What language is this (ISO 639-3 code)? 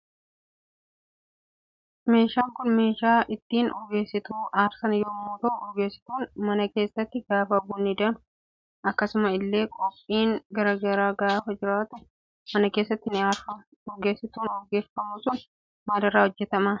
orm